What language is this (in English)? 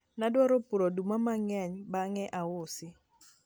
Luo (Kenya and Tanzania)